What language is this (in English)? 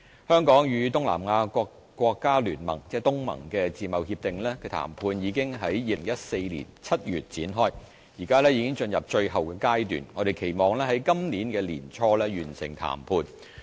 Cantonese